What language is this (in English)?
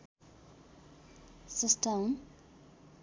Nepali